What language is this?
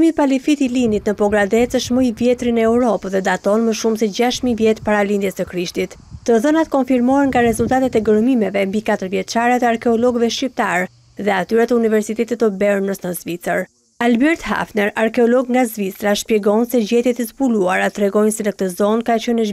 Romanian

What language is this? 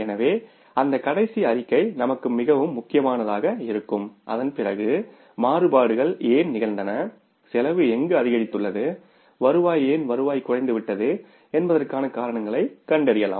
Tamil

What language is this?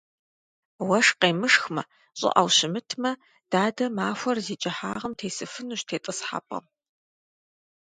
Kabardian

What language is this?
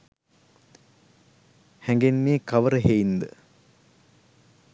Sinhala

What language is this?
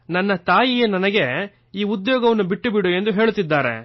Kannada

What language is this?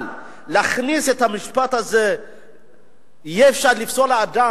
Hebrew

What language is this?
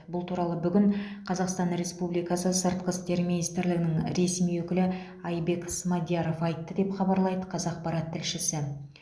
Kazakh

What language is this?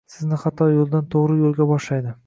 Uzbek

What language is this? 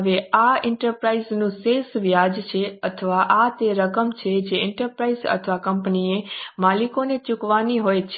Gujarati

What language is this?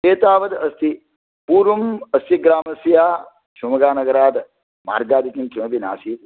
Sanskrit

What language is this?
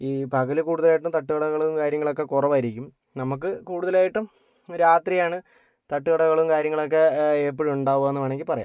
Malayalam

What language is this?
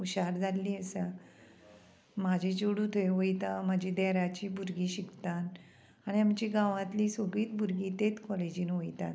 Konkani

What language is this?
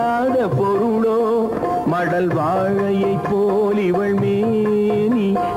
Hindi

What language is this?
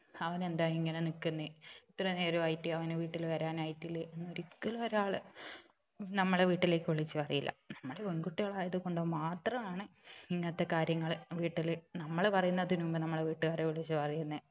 Malayalam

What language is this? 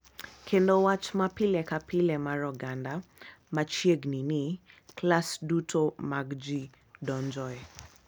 Luo (Kenya and Tanzania)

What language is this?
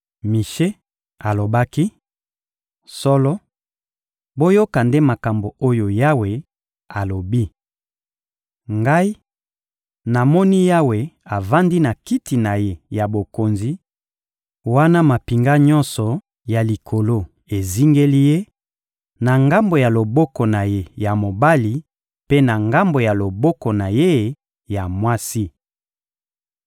Lingala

